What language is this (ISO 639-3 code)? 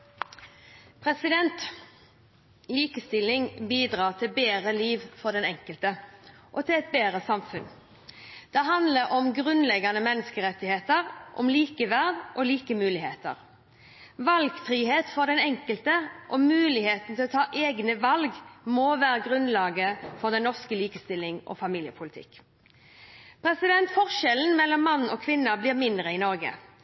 nob